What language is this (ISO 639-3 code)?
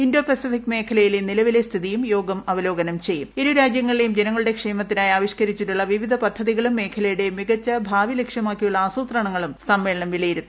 mal